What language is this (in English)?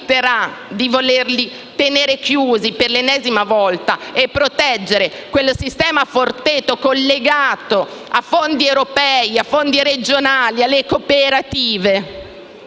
Italian